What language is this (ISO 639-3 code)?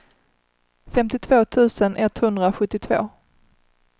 swe